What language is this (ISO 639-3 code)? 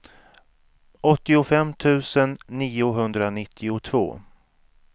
swe